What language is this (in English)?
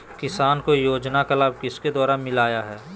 Magahi